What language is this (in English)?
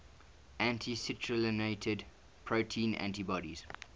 English